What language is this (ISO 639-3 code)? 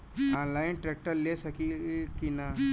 bho